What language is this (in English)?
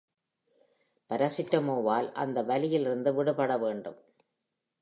Tamil